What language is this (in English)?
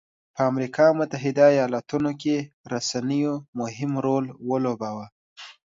Pashto